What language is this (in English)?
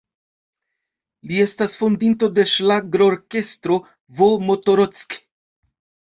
Esperanto